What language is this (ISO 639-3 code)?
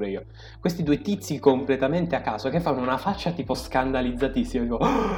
ita